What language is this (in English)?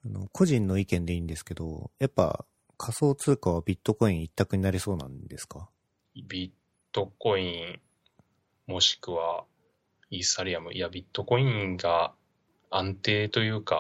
Japanese